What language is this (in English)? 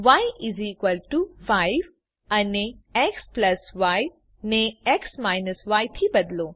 Gujarati